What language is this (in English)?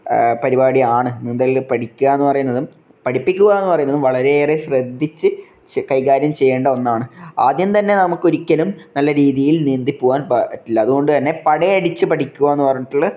Malayalam